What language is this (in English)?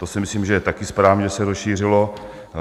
Czech